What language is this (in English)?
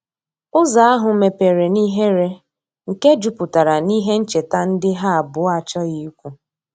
Igbo